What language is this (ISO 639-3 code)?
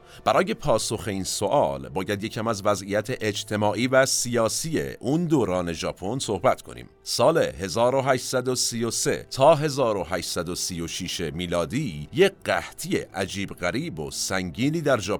fas